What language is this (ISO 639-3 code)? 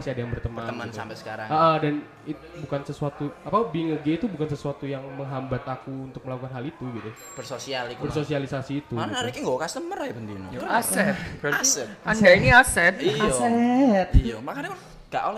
ind